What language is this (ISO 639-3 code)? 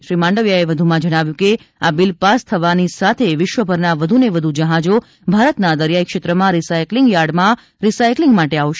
guj